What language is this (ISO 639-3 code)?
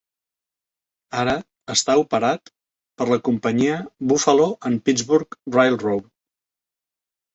cat